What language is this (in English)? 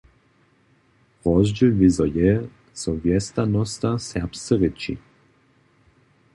Upper Sorbian